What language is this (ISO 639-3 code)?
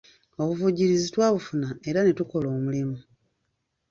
lug